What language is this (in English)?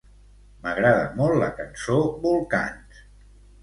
Catalan